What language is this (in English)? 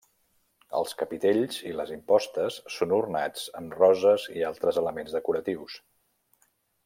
Catalan